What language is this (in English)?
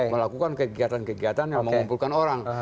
Indonesian